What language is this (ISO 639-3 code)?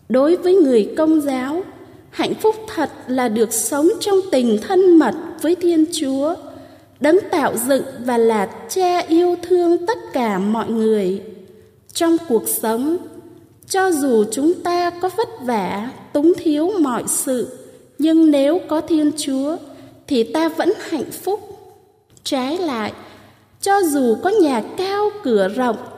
vie